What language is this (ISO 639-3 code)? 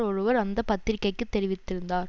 tam